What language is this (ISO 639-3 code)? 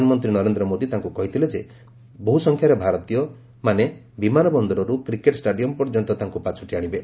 ori